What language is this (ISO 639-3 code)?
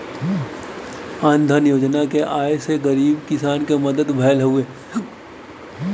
bho